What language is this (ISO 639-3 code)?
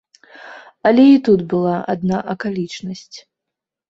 bel